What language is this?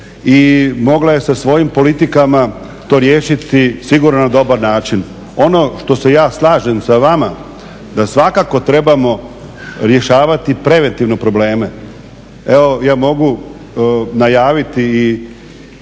Croatian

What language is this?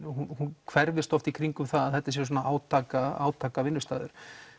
Icelandic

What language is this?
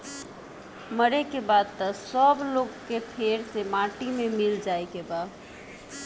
Bhojpuri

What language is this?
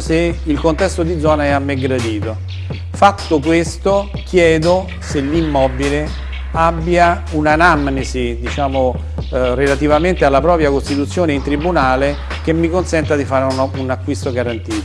Italian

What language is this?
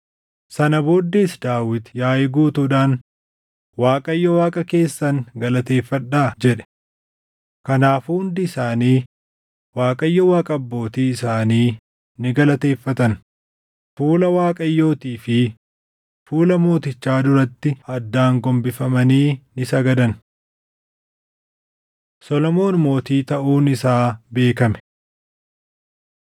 Oromo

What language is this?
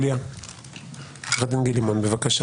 Hebrew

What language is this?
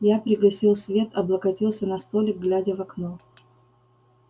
Russian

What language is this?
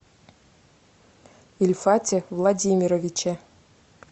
Russian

